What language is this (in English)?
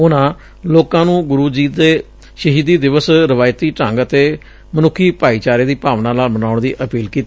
Punjabi